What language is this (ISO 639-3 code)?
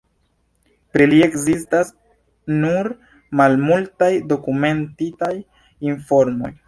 epo